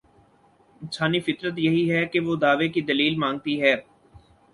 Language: Urdu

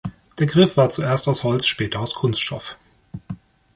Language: German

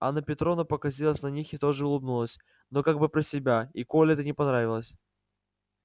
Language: Russian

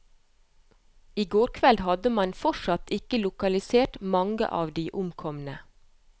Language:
Norwegian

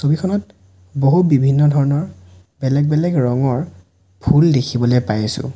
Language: Assamese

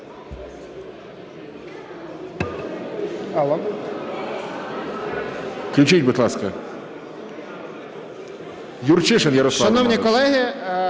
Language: Ukrainian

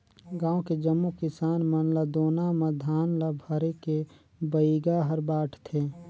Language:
Chhattisgarhi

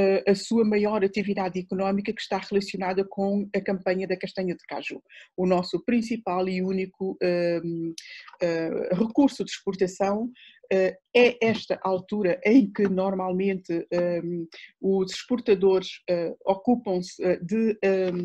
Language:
Portuguese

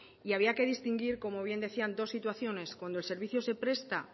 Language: Spanish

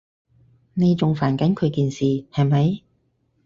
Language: Cantonese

